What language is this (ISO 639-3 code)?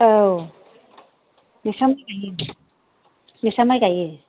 brx